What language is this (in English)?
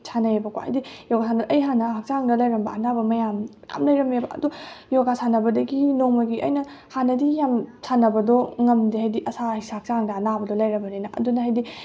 Manipuri